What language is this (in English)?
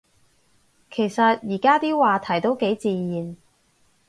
Cantonese